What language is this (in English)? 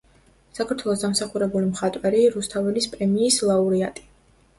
Georgian